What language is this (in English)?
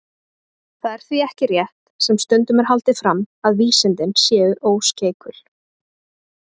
Icelandic